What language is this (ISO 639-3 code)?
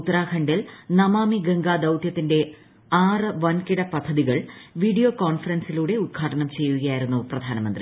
mal